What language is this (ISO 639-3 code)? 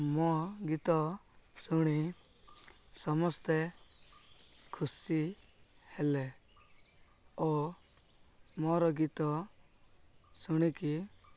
ori